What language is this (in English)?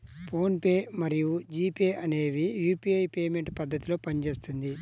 Telugu